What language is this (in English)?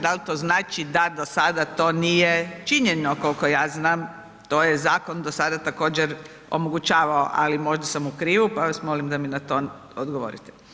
Croatian